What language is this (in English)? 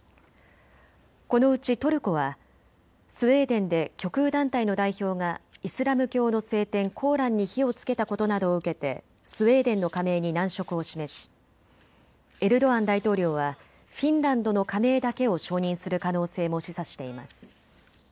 Japanese